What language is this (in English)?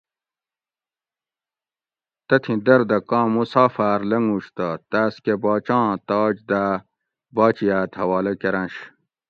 Gawri